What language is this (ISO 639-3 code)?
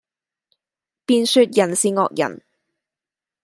yue